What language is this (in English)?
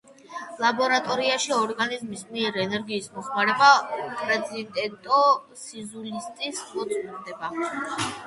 Georgian